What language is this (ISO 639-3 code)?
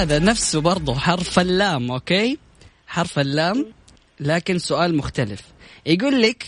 ara